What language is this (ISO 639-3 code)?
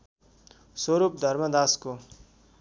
nep